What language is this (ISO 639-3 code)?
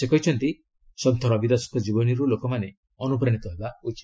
ori